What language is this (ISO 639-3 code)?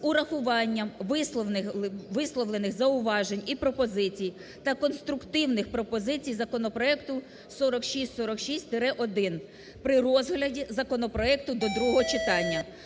ukr